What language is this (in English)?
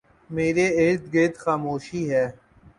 Urdu